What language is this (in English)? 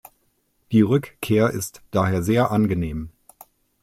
German